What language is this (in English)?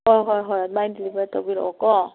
Manipuri